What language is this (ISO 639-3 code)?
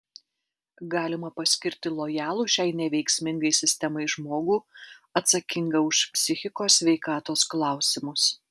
lit